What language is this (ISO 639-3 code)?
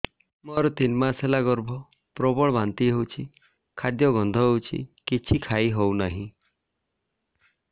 ori